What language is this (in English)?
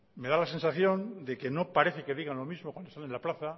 Spanish